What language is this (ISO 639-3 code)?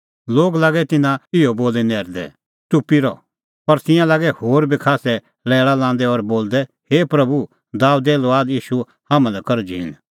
kfx